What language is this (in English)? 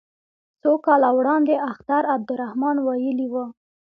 Pashto